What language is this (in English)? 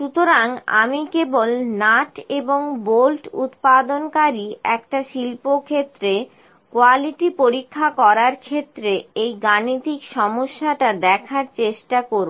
Bangla